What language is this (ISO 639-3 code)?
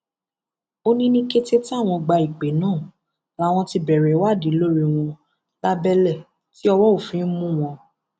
yor